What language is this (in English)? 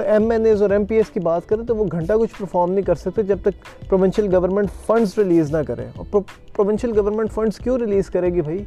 Urdu